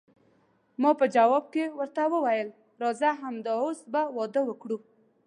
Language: Pashto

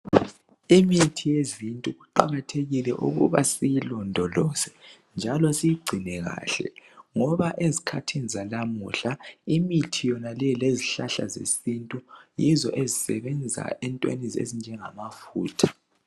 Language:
North Ndebele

